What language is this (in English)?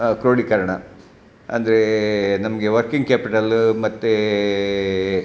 Kannada